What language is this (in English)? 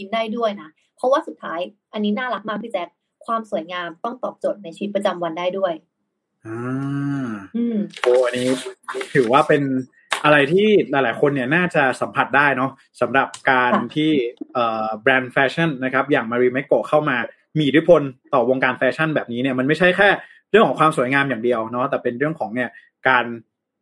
Thai